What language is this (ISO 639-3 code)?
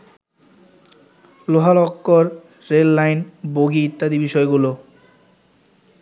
ben